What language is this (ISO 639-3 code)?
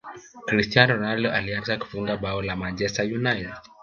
swa